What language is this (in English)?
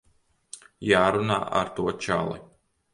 Latvian